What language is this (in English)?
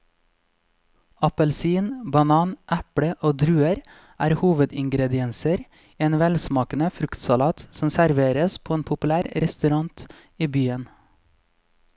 Norwegian